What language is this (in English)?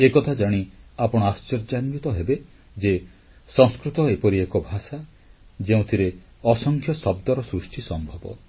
Odia